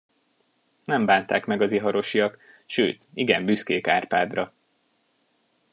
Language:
Hungarian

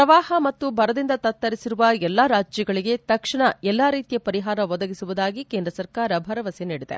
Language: Kannada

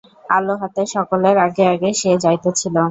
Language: Bangla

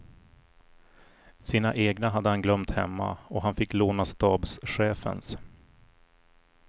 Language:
Swedish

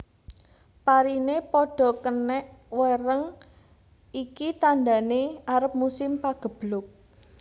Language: Javanese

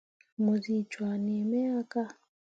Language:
Mundang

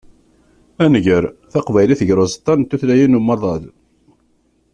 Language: Kabyle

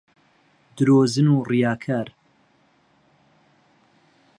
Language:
Central Kurdish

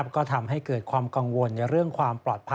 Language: Thai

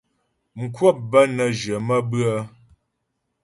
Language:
Ghomala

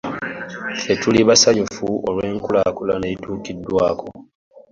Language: Ganda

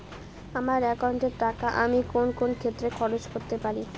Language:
Bangla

